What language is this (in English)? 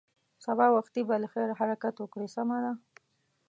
Pashto